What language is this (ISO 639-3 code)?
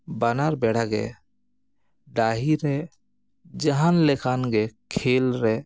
sat